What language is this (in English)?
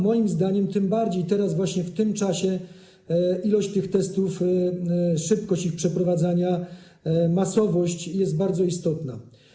Polish